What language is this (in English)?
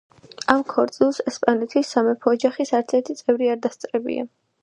Georgian